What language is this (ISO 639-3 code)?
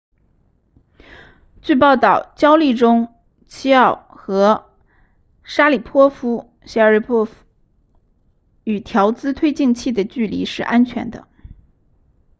zho